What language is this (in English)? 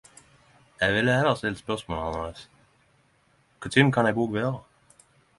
Norwegian Nynorsk